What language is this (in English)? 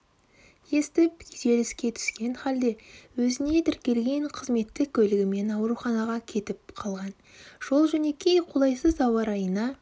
Kazakh